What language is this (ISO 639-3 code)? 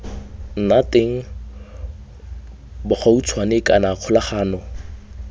tsn